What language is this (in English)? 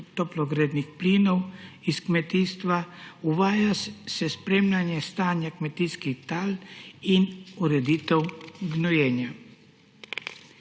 Slovenian